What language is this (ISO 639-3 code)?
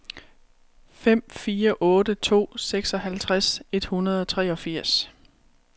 dan